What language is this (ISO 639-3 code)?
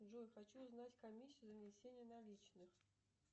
rus